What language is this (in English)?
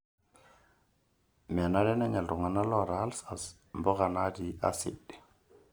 Masai